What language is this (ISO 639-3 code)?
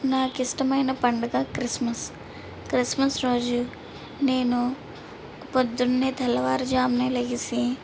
tel